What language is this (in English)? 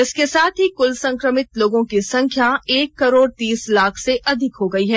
Hindi